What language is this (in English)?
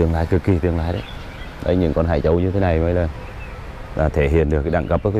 Vietnamese